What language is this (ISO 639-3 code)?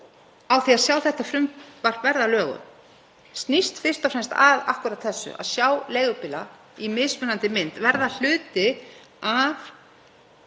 isl